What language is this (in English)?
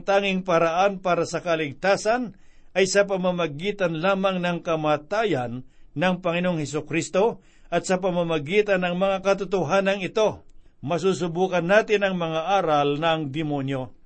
Filipino